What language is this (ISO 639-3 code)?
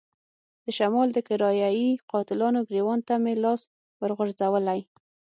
pus